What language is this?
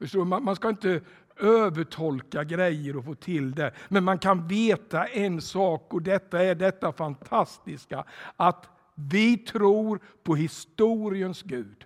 Swedish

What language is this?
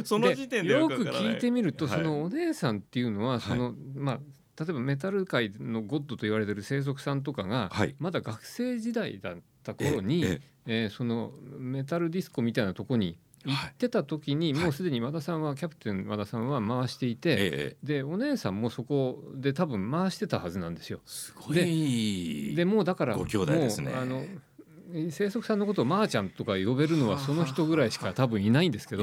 Japanese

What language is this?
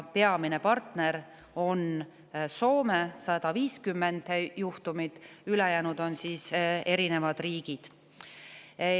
Estonian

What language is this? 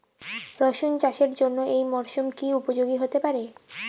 Bangla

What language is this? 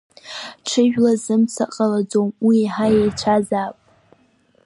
Abkhazian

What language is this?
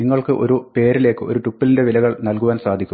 Malayalam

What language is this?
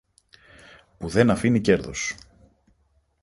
Greek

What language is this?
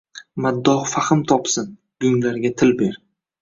Uzbek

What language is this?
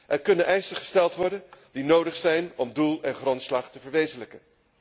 Dutch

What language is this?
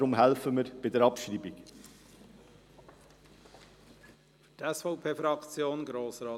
Swiss German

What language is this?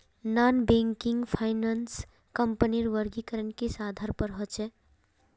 Magahi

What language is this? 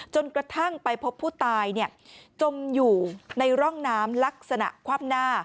Thai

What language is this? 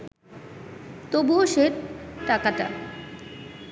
Bangla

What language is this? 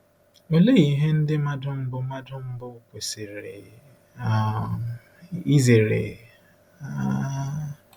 Igbo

